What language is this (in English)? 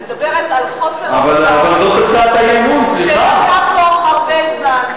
Hebrew